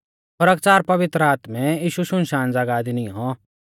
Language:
Mahasu Pahari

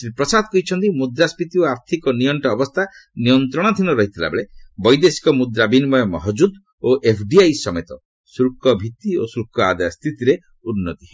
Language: Odia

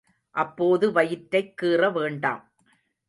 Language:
Tamil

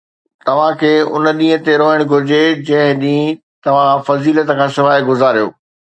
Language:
Sindhi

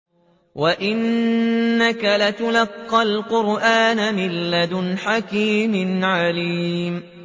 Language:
Arabic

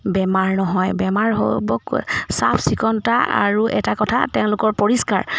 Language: Assamese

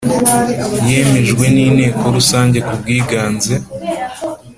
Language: Kinyarwanda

